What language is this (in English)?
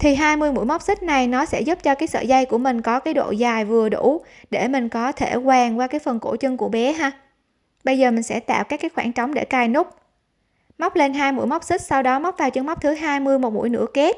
Vietnamese